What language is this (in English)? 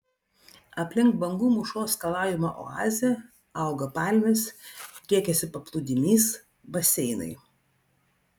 Lithuanian